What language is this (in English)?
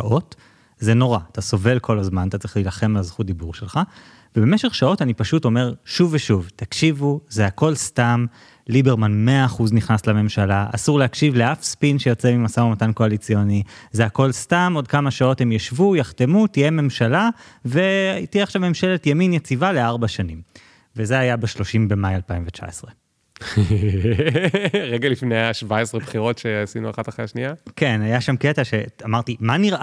Hebrew